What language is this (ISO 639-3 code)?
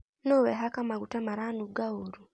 kik